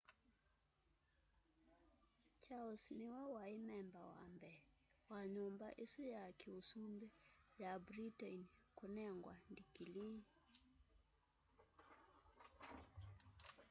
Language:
Kamba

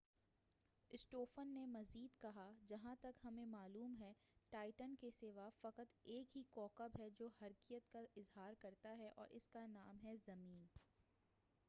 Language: Urdu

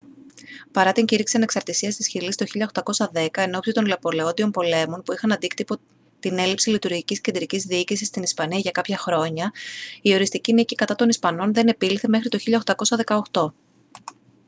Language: Greek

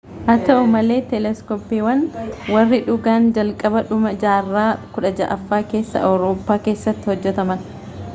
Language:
Oromo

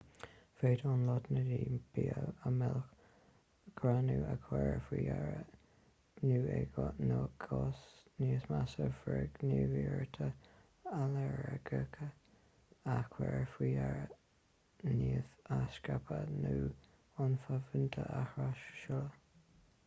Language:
Irish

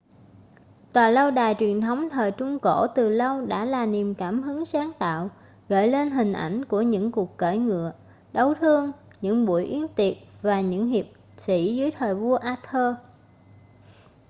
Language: Vietnamese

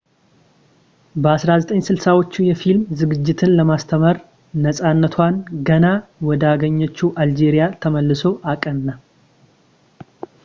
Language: Amharic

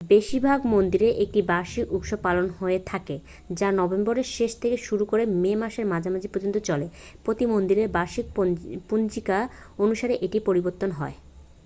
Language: Bangla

